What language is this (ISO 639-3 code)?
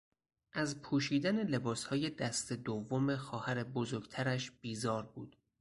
fas